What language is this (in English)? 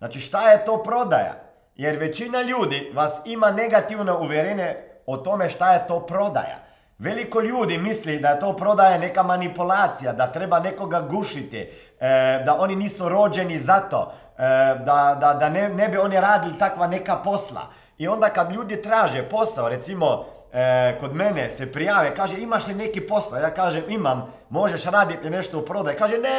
Croatian